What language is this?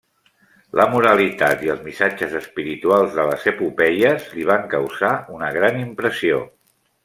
Catalan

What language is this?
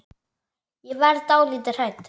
Icelandic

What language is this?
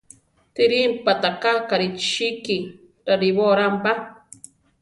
Central Tarahumara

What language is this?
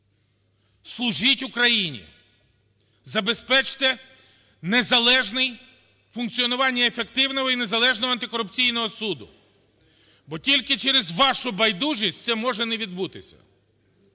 Ukrainian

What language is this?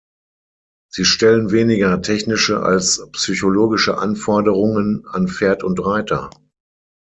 German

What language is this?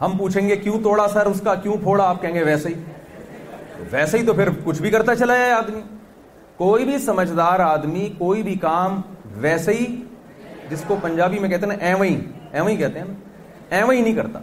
Urdu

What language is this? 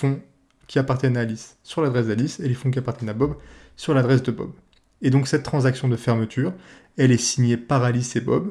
French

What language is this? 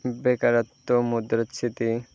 Bangla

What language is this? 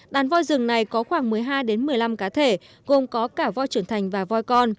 Vietnamese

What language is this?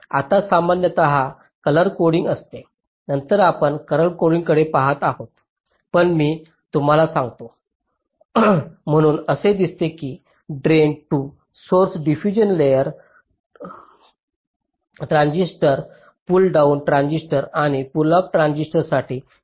Marathi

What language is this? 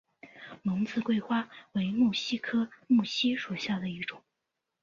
Chinese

